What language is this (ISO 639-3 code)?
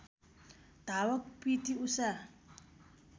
nep